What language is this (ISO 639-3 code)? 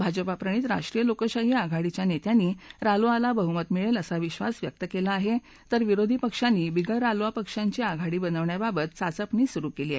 mar